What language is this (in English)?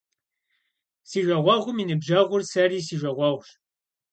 Kabardian